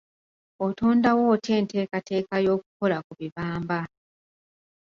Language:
Ganda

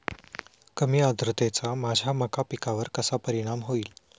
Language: Marathi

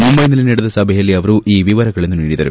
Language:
Kannada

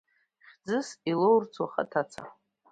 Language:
Abkhazian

